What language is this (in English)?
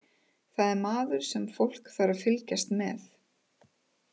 Icelandic